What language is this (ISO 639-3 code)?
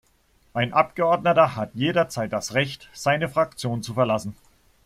deu